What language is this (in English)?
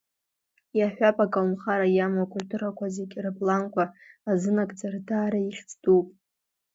Abkhazian